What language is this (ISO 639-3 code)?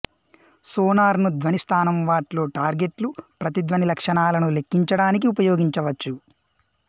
tel